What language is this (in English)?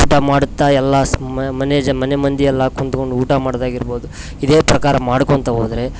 Kannada